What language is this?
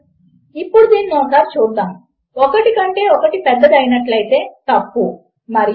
Telugu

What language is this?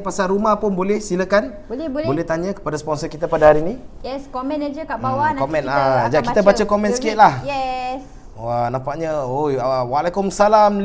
Malay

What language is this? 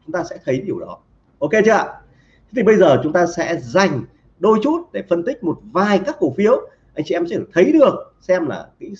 Vietnamese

